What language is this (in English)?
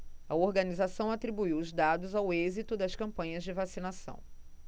Portuguese